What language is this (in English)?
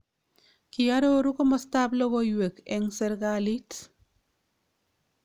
Kalenjin